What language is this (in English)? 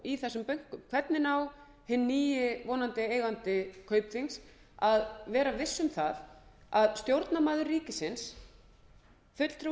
Icelandic